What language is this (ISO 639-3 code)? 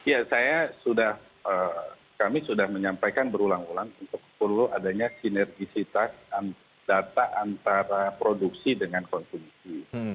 ind